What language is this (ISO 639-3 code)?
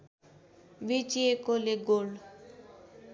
nep